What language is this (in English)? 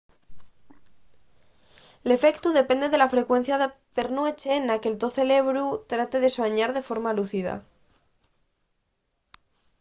Asturian